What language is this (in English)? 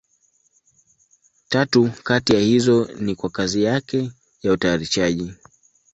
Swahili